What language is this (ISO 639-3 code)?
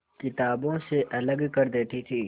hin